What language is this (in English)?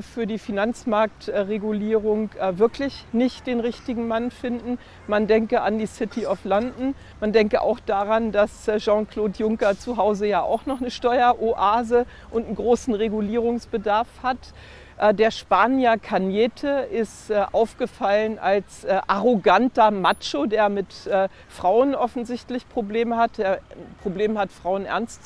German